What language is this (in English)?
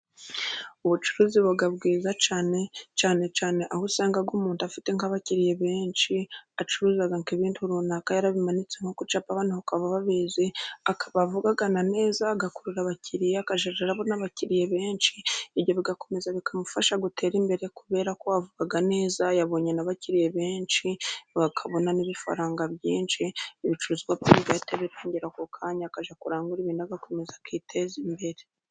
Kinyarwanda